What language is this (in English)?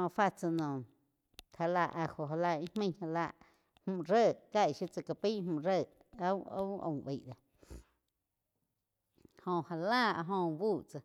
Quiotepec Chinantec